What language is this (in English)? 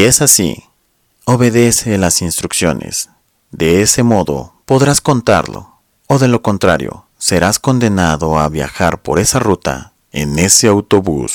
Spanish